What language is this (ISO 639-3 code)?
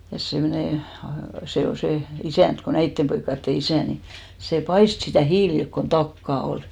fin